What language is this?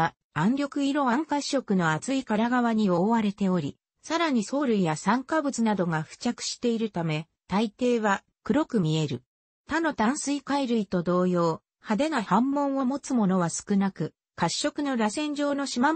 Japanese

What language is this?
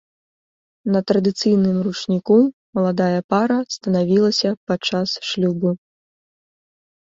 Belarusian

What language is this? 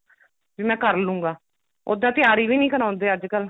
Punjabi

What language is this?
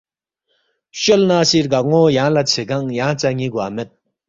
Balti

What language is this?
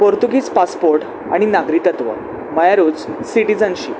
Konkani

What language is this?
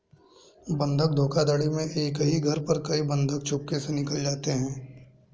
Hindi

